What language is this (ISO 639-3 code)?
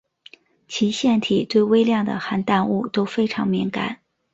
zho